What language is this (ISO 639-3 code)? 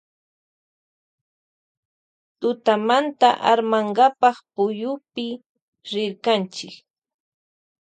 qvj